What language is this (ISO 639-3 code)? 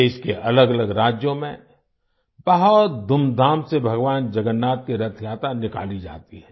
hin